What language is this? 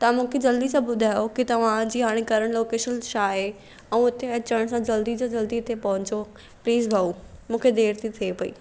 Sindhi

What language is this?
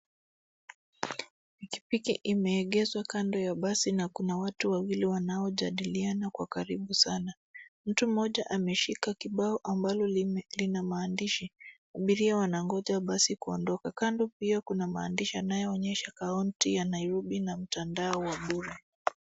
Swahili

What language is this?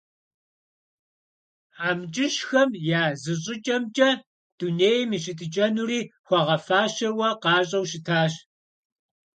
Kabardian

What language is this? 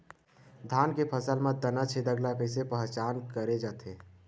Chhattisgarhi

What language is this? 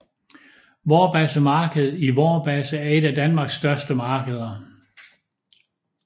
Danish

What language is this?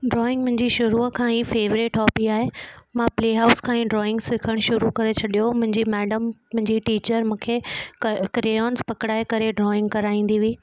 Sindhi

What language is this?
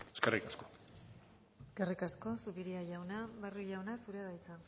Basque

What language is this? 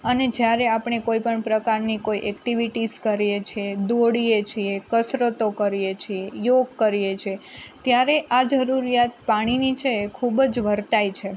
Gujarati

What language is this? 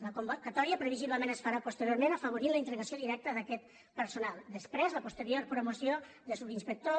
Catalan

